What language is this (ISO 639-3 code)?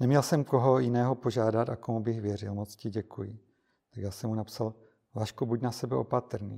ces